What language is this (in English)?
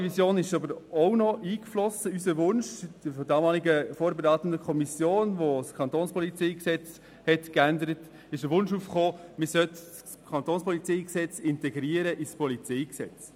Swiss German